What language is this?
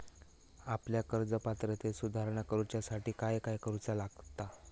Marathi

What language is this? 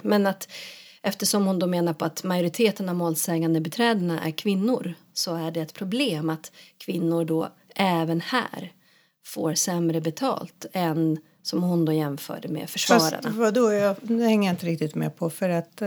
Swedish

